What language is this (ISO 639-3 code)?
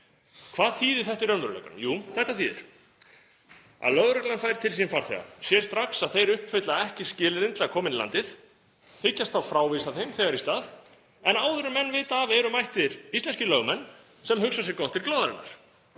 isl